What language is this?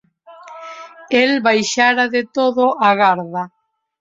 Galician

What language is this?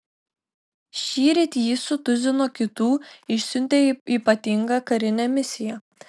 Lithuanian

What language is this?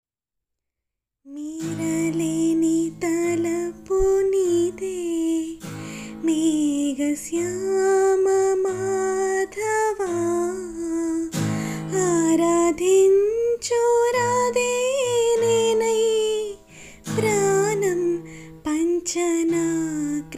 Telugu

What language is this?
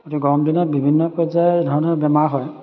Assamese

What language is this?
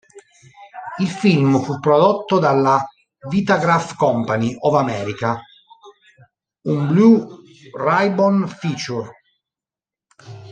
Italian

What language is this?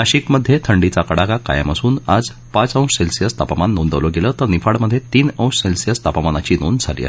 Marathi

